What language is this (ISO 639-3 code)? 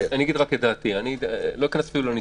heb